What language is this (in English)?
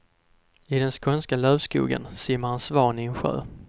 Swedish